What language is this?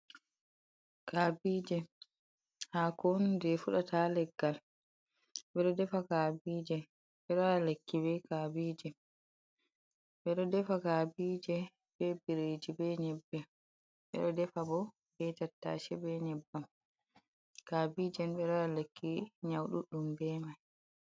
Fula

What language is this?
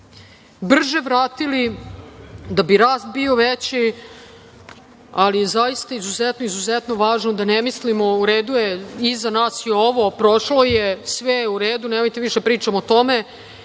Serbian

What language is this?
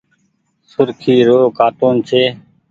Goaria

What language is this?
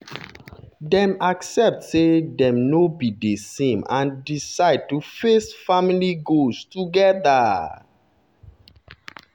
Nigerian Pidgin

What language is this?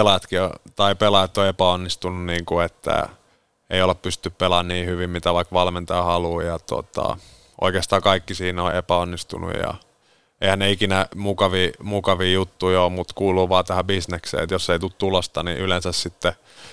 Finnish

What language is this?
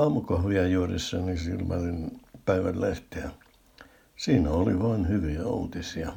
Finnish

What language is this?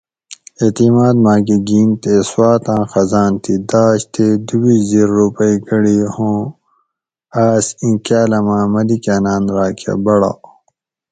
Gawri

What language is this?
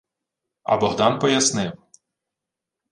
Ukrainian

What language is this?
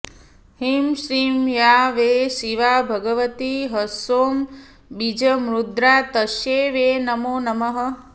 Sanskrit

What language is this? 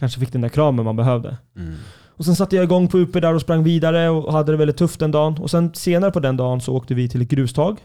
Swedish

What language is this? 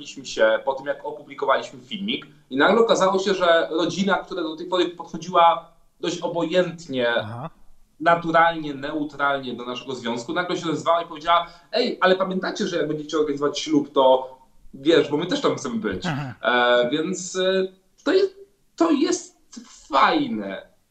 Polish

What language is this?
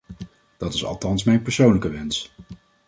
Dutch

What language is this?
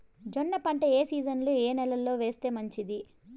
Telugu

